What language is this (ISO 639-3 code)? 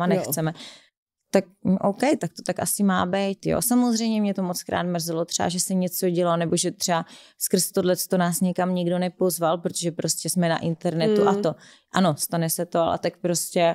ces